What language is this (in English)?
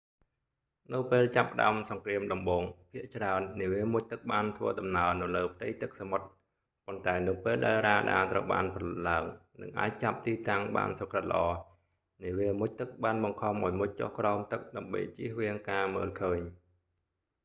Khmer